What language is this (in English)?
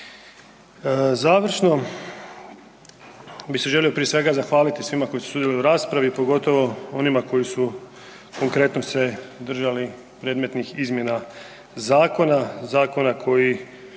Croatian